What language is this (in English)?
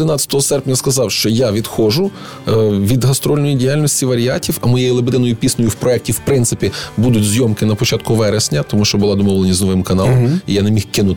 Ukrainian